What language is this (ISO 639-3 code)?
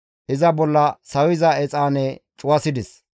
gmv